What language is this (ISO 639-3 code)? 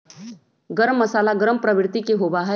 mag